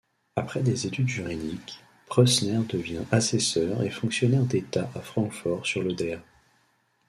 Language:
French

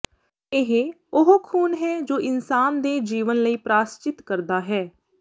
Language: Punjabi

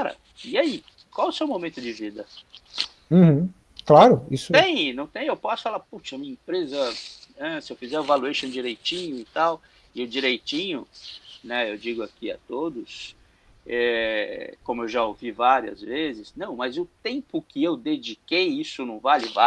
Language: Portuguese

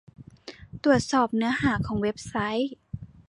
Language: Thai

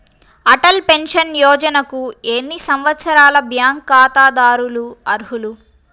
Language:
Telugu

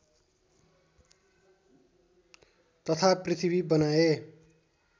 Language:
Nepali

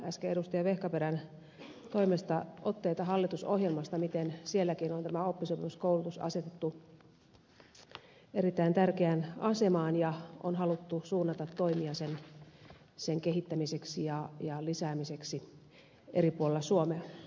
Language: Finnish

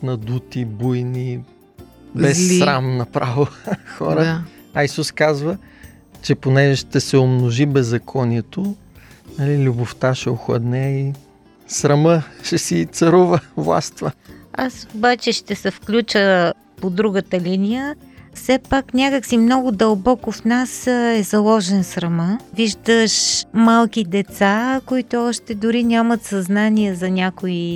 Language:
Bulgarian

